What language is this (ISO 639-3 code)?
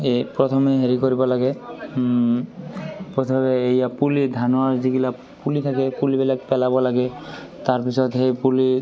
asm